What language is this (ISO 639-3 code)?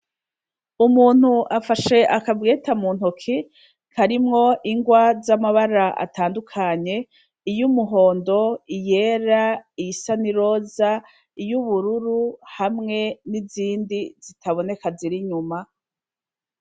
run